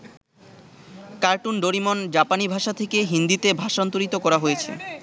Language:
Bangla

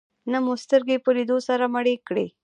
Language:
Pashto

